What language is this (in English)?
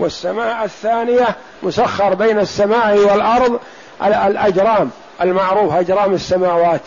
Arabic